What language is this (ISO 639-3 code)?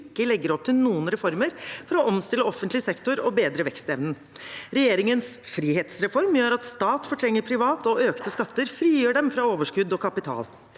nor